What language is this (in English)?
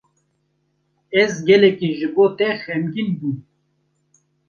Kurdish